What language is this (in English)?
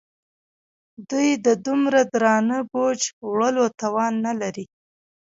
Pashto